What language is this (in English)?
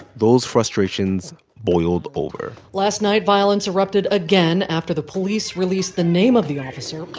English